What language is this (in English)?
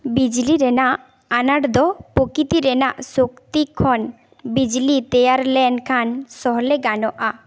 Santali